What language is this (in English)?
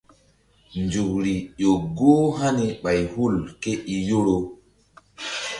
Mbum